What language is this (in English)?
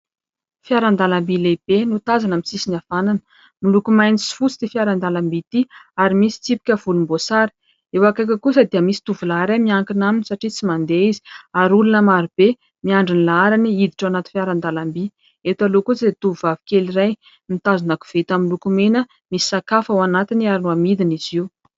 Malagasy